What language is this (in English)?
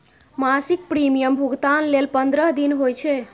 Maithili